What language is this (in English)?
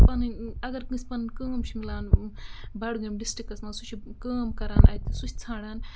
Kashmiri